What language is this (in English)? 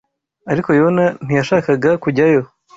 Kinyarwanda